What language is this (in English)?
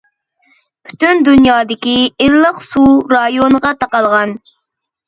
Uyghur